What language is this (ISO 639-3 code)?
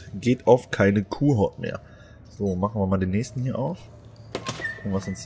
deu